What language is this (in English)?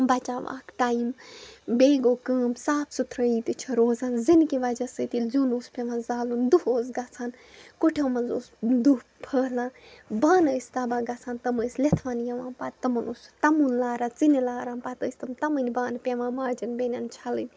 Kashmiri